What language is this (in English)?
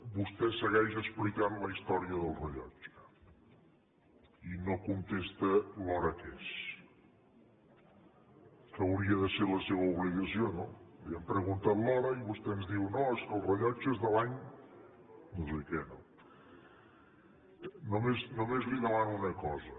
Catalan